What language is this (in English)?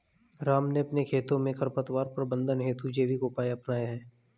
Hindi